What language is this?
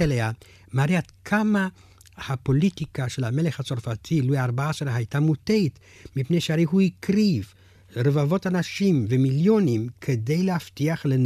Hebrew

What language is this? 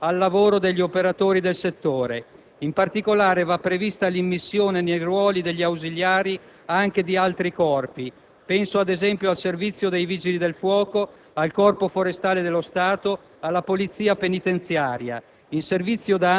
Italian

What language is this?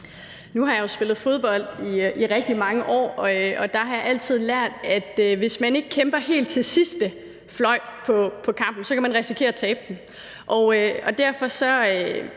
Danish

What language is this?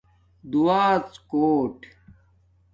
Domaaki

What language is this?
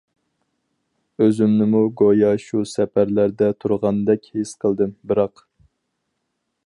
Uyghur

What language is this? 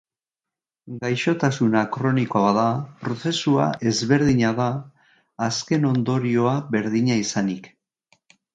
Basque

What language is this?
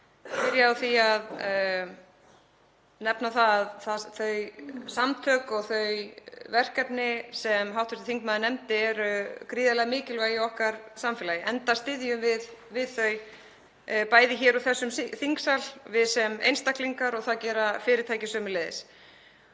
Icelandic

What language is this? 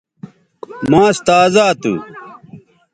Bateri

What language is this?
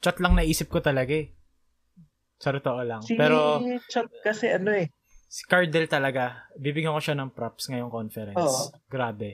Filipino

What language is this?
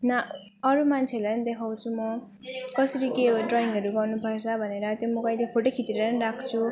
Nepali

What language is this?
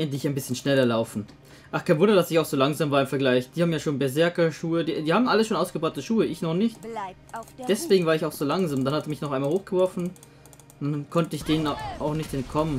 German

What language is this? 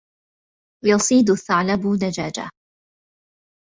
Arabic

